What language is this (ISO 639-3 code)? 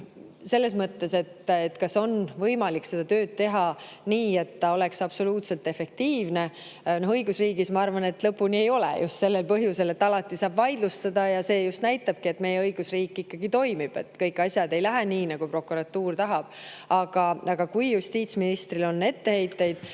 est